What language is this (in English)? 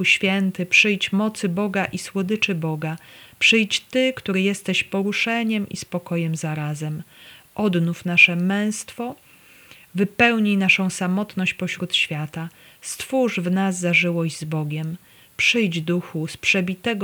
Polish